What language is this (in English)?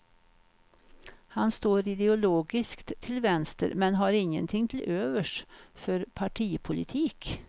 Swedish